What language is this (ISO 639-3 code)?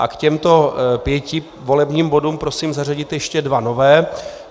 ces